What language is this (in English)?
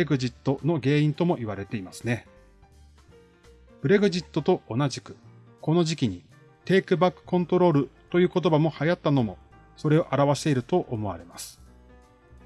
Japanese